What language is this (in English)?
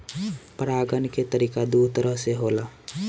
Bhojpuri